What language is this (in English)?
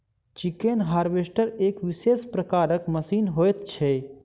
Maithili